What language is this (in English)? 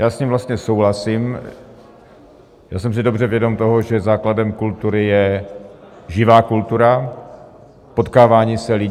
Czech